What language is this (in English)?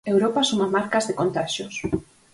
Galician